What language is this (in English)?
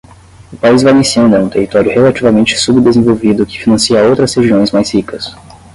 Portuguese